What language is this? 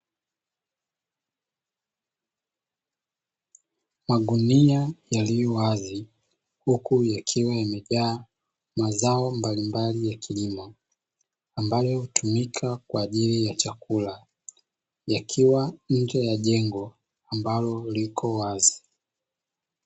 Swahili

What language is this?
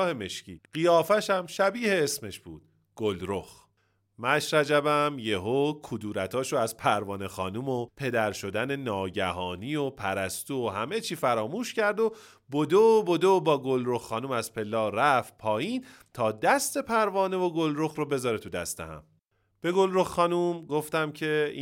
Persian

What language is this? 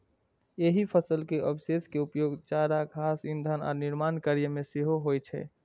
Maithili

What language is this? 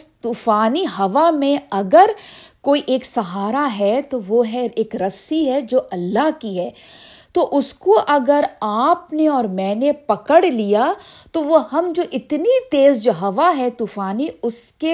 Urdu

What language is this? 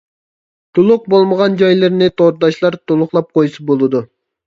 Uyghur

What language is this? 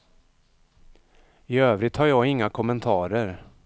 Swedish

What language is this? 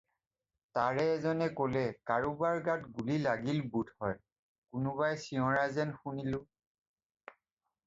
Assamese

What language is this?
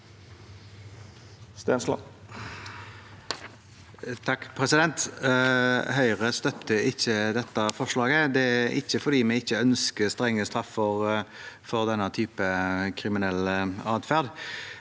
Norwegian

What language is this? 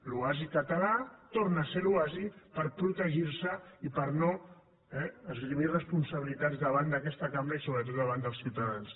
Catalan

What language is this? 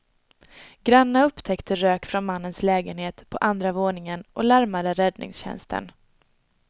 Swedish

